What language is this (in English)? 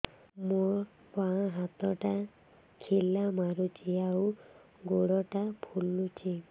Odia